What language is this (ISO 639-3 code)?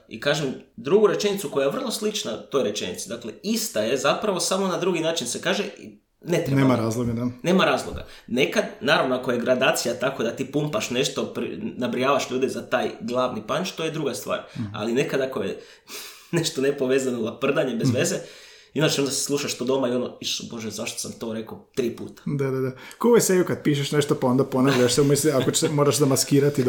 hrv